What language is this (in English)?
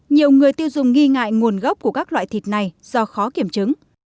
Vietnamese